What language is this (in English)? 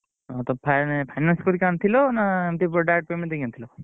Odia